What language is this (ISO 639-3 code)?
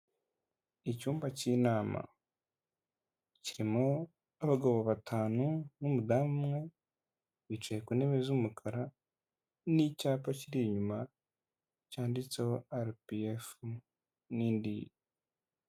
kin